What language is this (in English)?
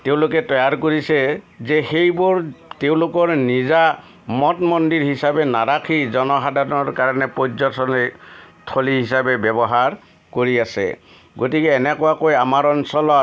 Assamese